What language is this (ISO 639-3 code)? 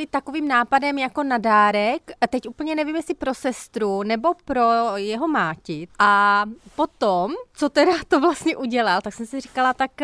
ces